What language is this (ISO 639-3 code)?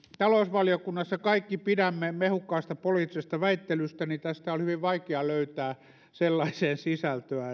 fin